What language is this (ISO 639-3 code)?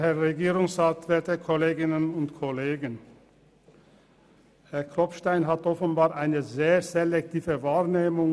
gsw